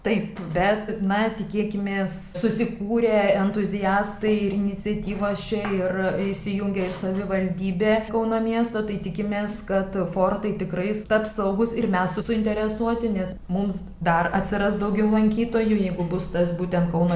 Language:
Lithuanian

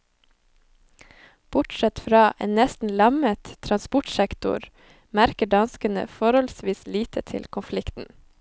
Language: Norwegian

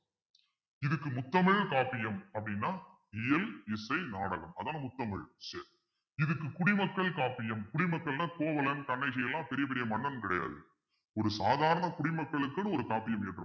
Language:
Tamil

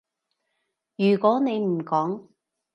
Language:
Cantonese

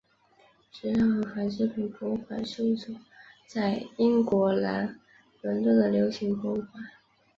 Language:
Chinese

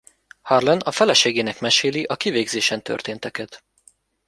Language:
Hungarian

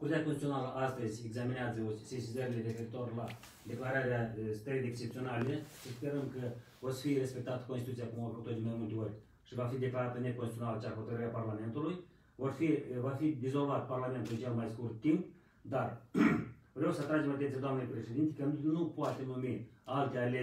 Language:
Romanian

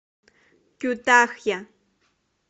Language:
Russian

